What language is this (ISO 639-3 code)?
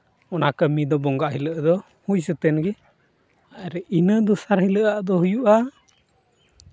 sat